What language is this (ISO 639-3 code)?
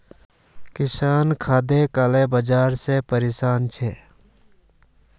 mag